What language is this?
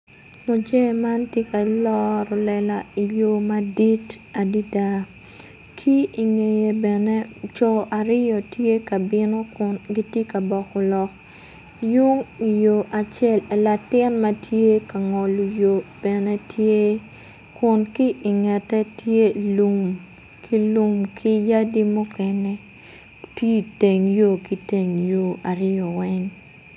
Acoli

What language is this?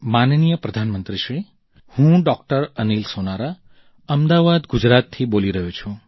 Gujarati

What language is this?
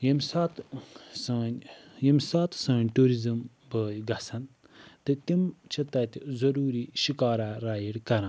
Kashmiri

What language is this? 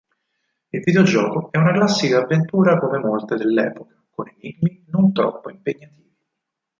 Italian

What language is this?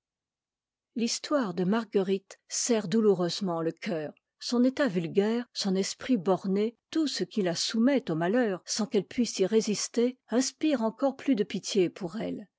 French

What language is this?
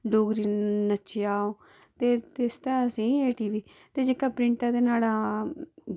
Dogri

